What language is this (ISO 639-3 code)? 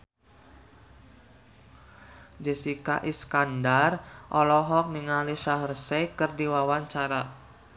sun